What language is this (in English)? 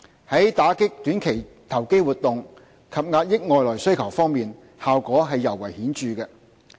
Cantonese